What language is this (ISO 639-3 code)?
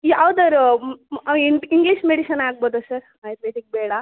kan